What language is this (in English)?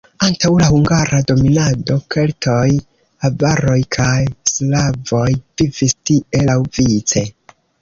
Esperanto